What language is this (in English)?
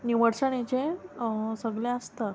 Konkani